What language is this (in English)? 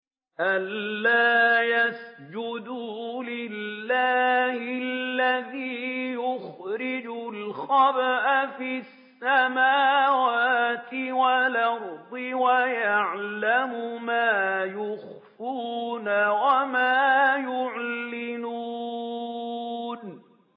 Arabic